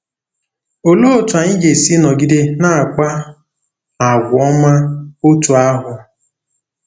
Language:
Igbo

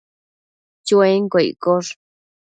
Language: Matsés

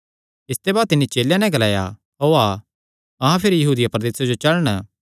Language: Kangri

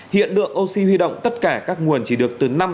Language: Vietnamese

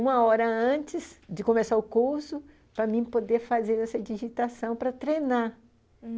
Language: Portuguese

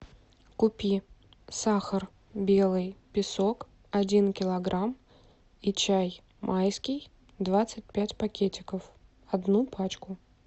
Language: Russian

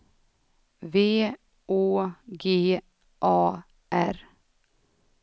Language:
Swedish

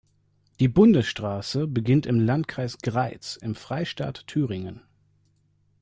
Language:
German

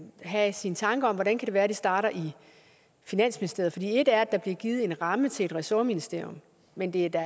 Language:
Danish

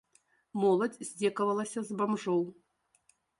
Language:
Belarusian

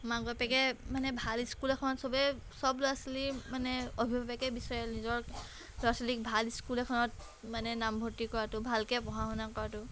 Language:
Assamese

